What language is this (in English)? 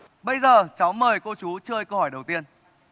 Vietnamese